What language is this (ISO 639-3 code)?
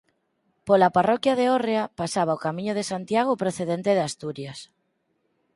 glg